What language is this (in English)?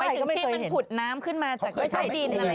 Thai